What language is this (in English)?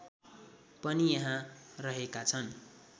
Nepali